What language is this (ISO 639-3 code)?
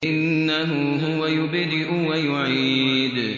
ara